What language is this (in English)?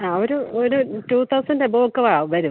Malayalam